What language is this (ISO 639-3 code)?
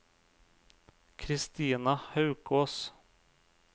nor